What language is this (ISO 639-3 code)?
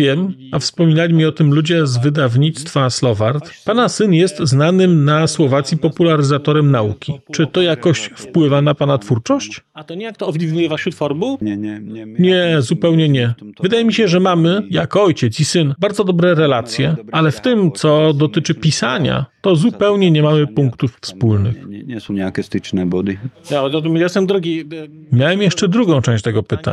pol